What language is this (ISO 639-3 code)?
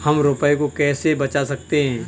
hin